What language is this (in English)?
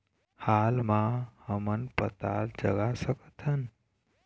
Chhattisgarhi